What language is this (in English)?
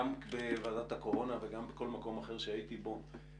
Hebrew